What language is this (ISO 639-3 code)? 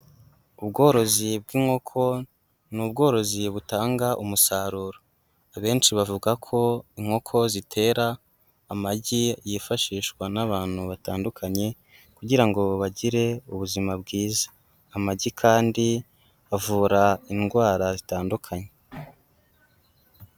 kin